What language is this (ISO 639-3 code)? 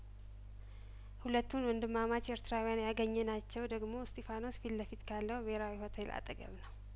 amh